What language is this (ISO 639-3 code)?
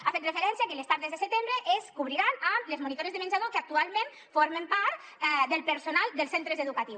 cat